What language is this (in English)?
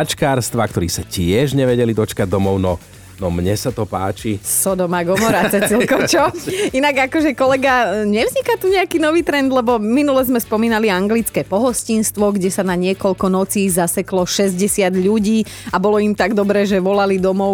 Slovak